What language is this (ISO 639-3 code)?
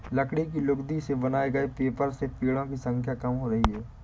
hin